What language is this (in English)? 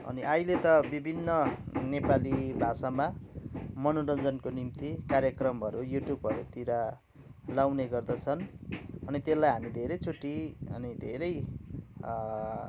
Nepali